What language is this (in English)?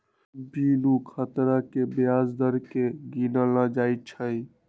Magahi